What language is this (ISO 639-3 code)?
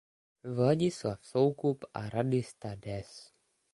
ces